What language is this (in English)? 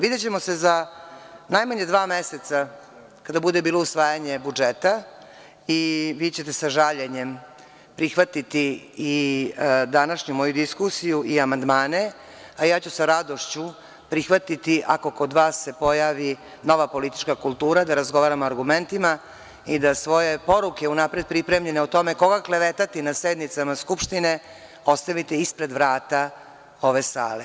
Serbian